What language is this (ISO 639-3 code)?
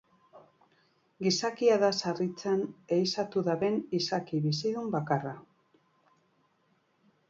eus